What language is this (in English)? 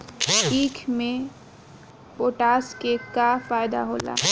Bhojpuri